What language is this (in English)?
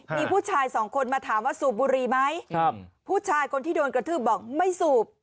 Thai